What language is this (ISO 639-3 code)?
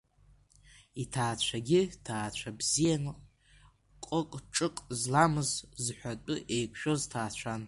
abk